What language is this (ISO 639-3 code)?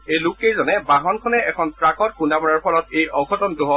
asm